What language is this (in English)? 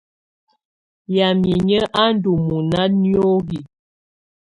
Tunen